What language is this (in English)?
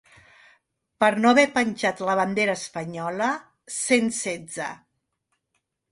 Catalan